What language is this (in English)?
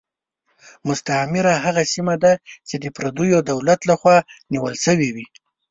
Pashto